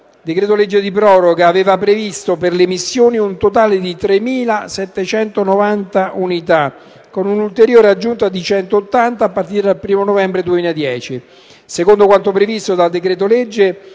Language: Italian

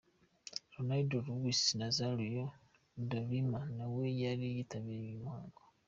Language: Kinyarwanda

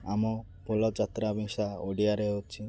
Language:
Odia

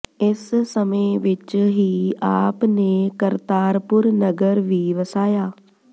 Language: Punjabi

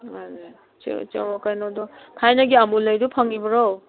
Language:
Manipuri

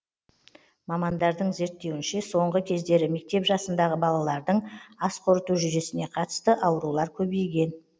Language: Kazakh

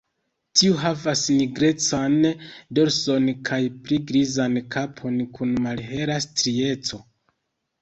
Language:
Esperanto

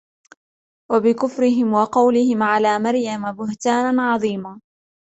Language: Arabic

